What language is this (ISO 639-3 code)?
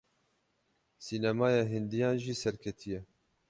kur